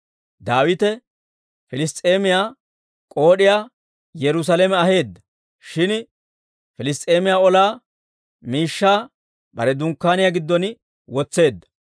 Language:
Dawro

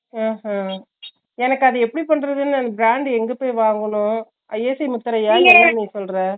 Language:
Tamil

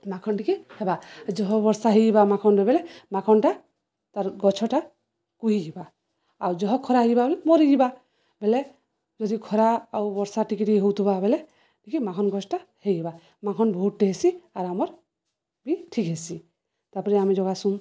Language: Odia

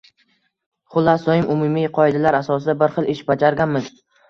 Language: Uzbek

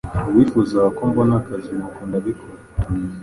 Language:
Kinyarwanda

